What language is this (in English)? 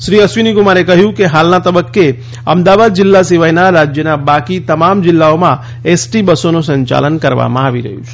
Gujarati